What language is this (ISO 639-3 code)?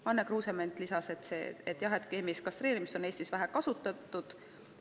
est